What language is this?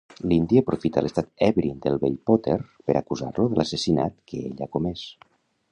Catalan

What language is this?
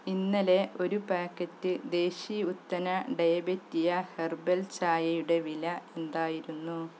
Malayalam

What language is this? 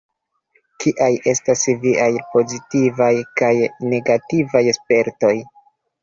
Esperanto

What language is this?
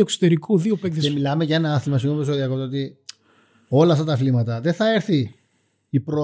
Greek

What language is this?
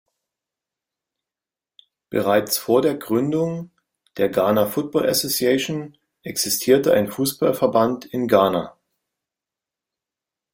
German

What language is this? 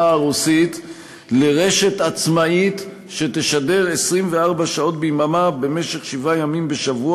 Hebrew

